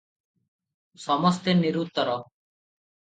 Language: Odia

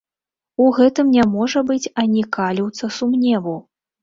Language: Belarusian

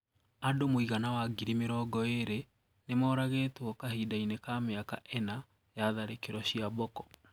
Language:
Kikuyu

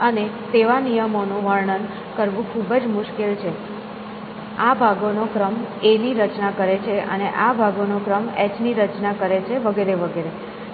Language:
Gujarati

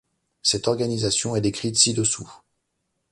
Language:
French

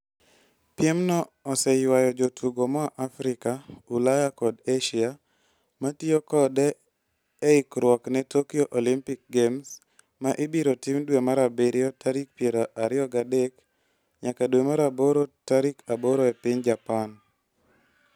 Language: Luo (Kenya and Tanzania)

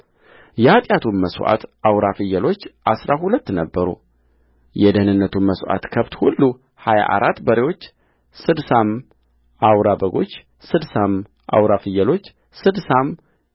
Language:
Amharic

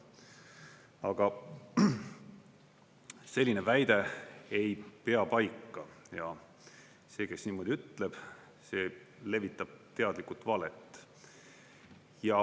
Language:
Estonian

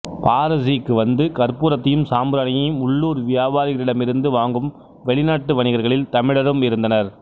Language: Tamil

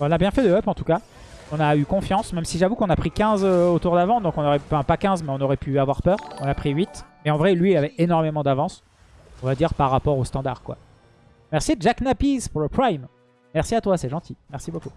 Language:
French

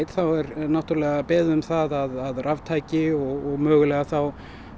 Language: Icelandic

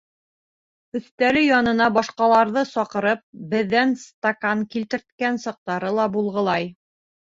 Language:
Bashkir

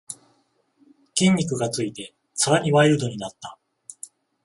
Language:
Japanese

